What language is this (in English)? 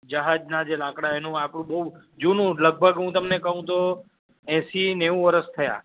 Gujarati